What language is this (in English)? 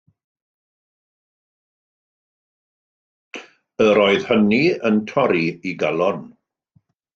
Welsh